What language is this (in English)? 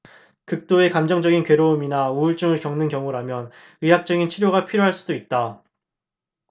Korean